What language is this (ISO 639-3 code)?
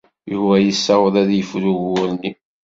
kab